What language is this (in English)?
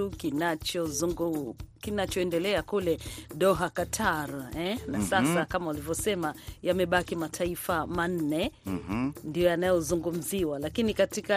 Swahili